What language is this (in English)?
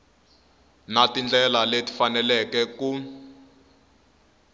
Tsonga